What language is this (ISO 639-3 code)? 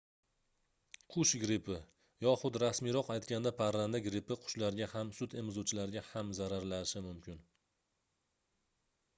uzb